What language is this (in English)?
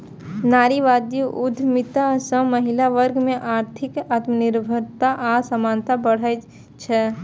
Maithili